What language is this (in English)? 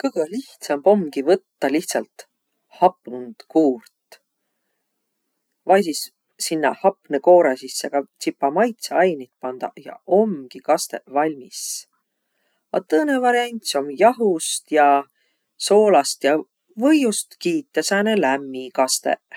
Võro